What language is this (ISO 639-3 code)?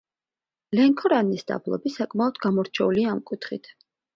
kat